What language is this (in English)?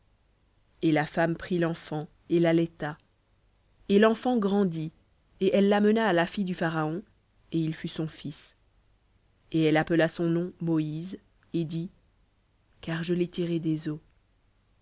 French